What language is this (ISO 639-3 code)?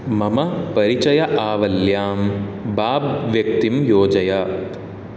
san